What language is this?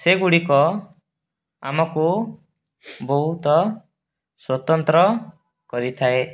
Odia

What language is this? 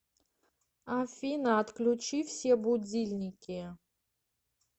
Russian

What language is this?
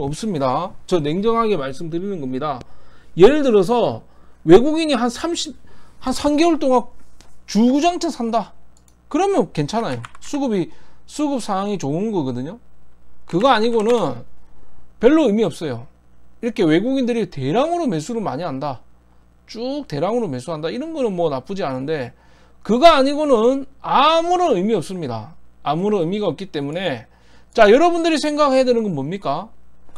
Korean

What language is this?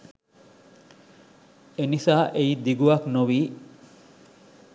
Sinhala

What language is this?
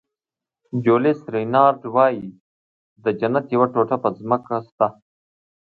Pashto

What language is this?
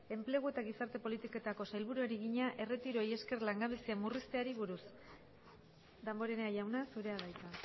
Basque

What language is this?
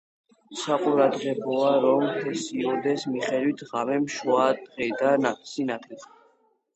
Georgian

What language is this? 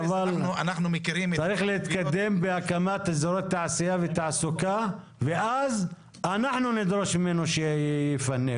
Hebrew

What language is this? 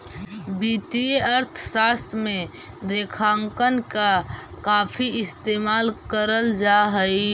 Magahi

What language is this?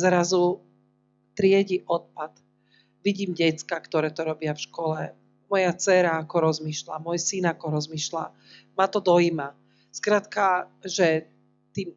Slovak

